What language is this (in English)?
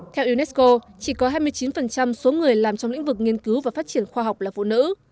Vietnamese